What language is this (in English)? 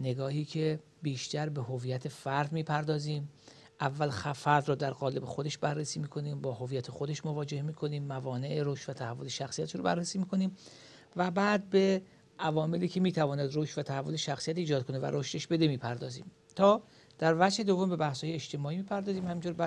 Persian